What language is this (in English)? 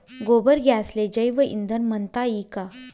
Marathi